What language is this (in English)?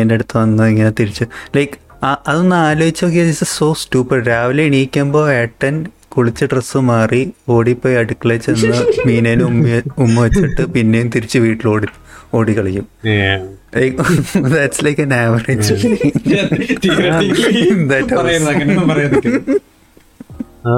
Malayalam